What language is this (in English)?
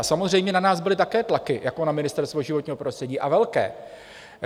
Czech